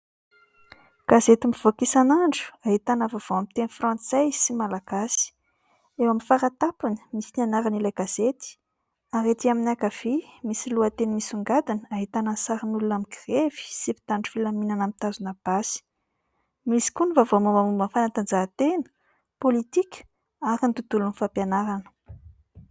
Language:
Malagasy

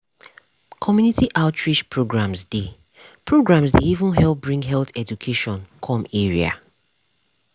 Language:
Nigerian Pidgin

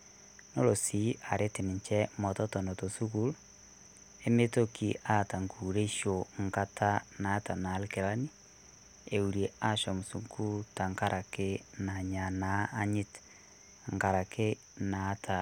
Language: Masai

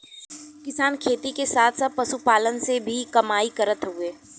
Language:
Bhojpuri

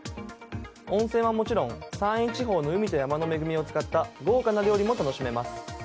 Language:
Japanese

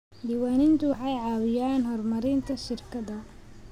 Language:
Somali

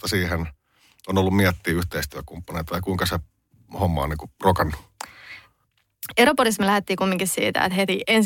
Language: Finnish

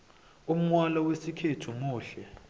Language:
South Ndebele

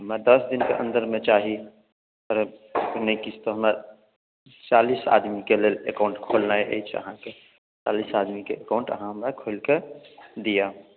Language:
Maithili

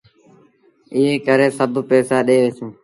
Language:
Sindhi Bhil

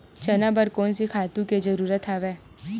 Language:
Chhattisgarhi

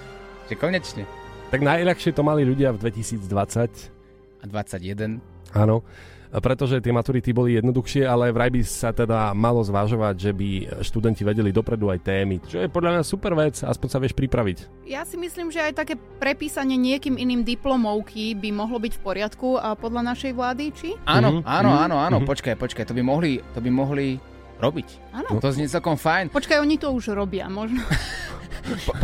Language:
Slovak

